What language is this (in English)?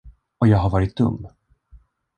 Swedish